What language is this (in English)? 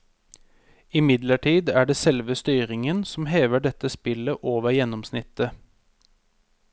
Norwegian